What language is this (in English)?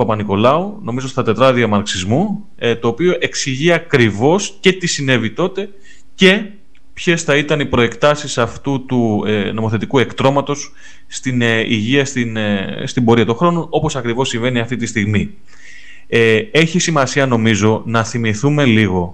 Greek